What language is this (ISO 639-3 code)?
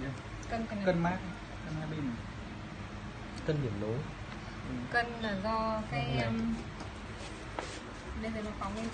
vie